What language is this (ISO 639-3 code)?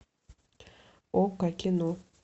rus